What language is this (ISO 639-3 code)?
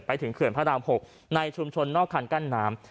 tha